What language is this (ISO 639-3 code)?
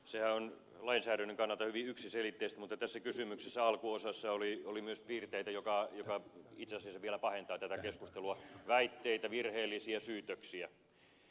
fin